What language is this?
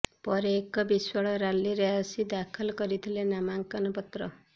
Odia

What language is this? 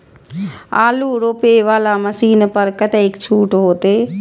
Maithili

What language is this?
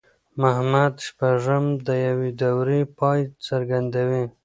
Pashto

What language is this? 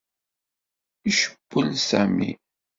Kabyle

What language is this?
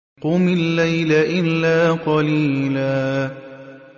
Arabic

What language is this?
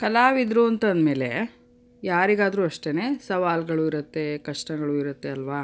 Kannada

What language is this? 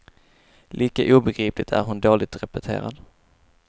Swedish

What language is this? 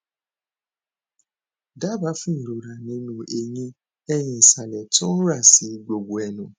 Yoruba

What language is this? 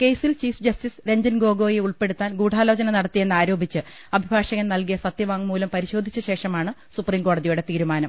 Malayalam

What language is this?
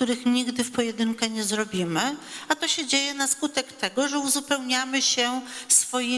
Polish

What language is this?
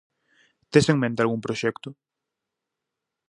Galician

